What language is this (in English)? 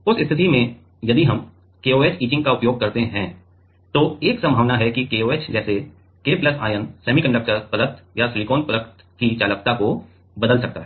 Hindi